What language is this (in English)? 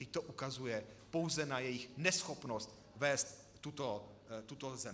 Czech